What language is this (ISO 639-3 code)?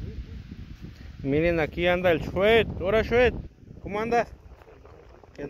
spa